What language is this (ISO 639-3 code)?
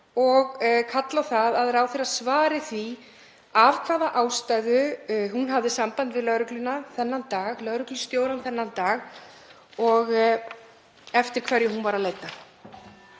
isl